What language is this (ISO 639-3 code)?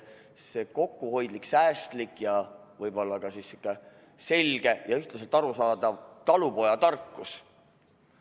est